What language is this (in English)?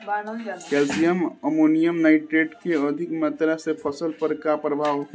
Bhojpuri